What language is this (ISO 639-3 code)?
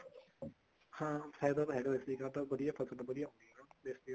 pan